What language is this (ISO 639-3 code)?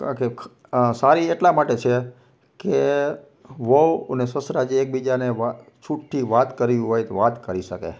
guj